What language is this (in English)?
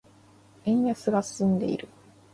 Japanese